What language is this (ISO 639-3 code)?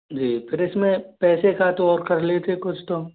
hin